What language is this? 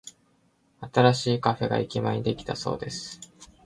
Japanese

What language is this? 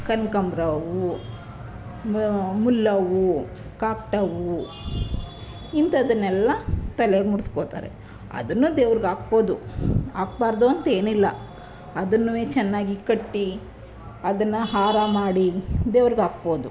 Kannada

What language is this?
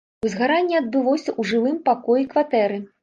Belarusian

